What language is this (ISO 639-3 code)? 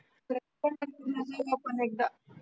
mar